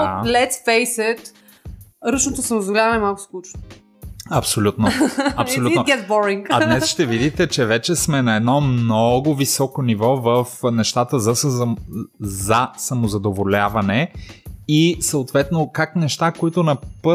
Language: Bulgarian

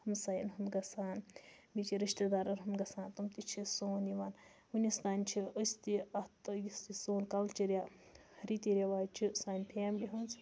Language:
Kashmiri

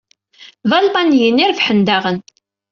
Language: Kabyle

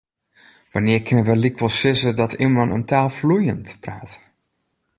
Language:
Western Frisian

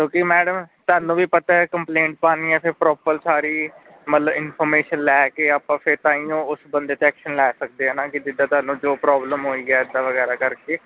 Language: Punjabi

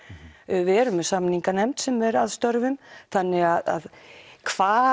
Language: Icelandic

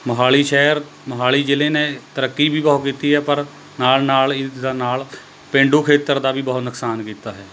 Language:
Punjabi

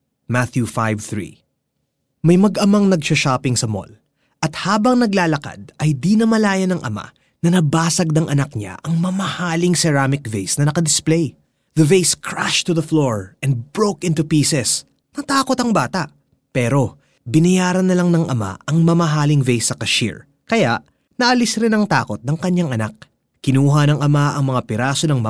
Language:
Filipino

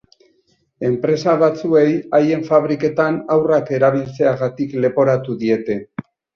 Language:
Basque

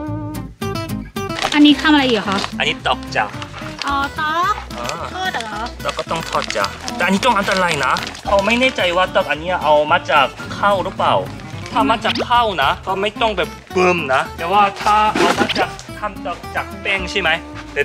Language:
Thai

